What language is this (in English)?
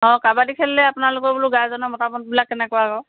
Assamese